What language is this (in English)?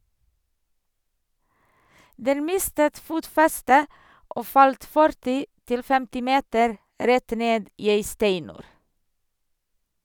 Norwegian